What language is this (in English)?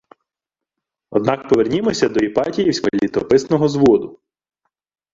Ukrainian